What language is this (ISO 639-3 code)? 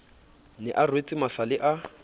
sot